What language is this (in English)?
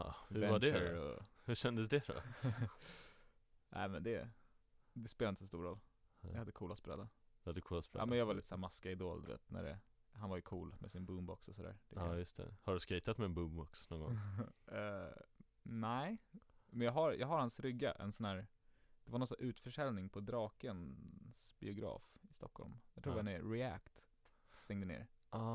Swedish